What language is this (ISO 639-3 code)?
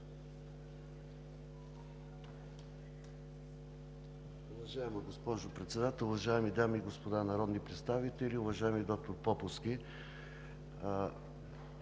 bul